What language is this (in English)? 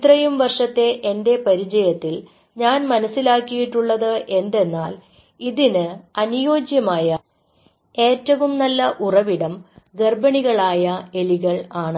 Malayalam